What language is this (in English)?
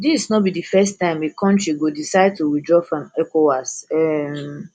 Nigerian Pidgin